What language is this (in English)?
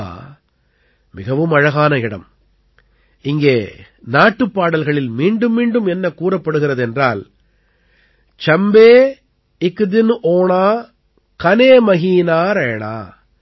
Tamil